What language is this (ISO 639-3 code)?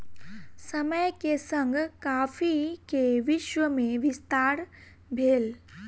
mai